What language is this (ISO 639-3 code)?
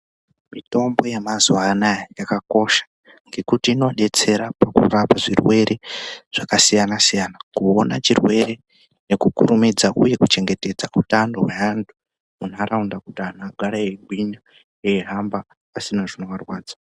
ndc